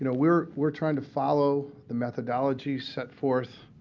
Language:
English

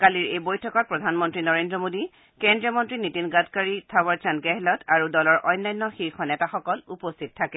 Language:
Assamese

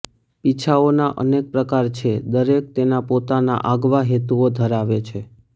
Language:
Gujarati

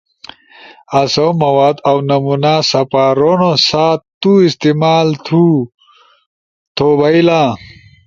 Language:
Ushojo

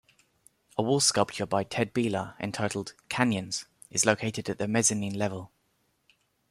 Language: English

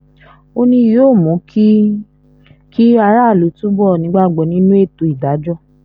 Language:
Yoruba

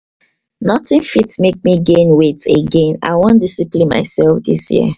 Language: Nigerian Pidgin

